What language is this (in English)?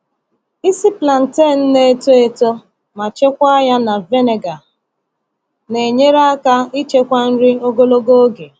Igbo